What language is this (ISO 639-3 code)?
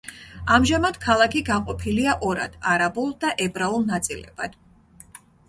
kat